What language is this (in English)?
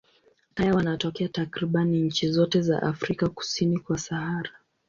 Swahili